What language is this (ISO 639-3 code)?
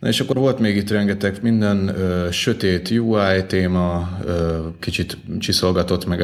hun